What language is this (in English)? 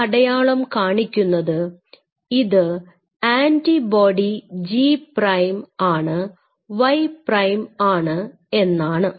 Malayalam